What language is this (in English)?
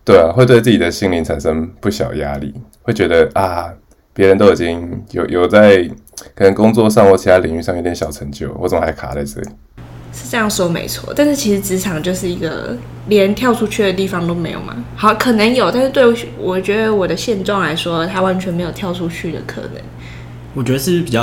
Chinese